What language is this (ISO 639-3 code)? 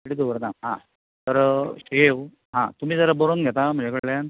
kok